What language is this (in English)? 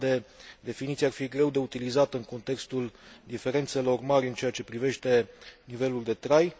Romanian